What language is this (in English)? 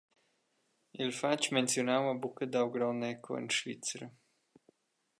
Romansh